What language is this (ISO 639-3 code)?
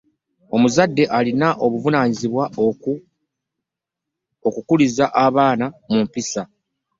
lug